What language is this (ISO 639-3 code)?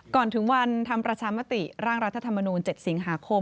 tha